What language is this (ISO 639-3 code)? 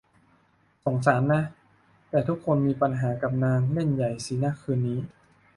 tha